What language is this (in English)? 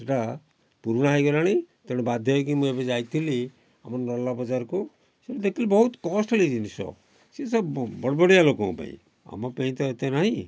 Odia